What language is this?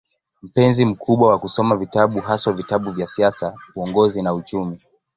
Swahili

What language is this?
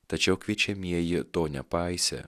Lithuanian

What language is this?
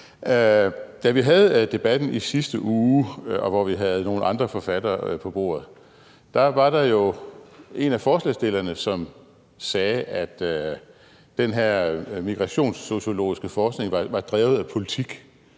Danish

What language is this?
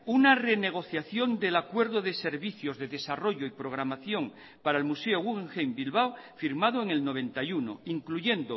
Spanish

